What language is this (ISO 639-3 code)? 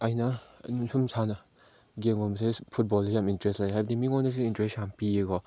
mni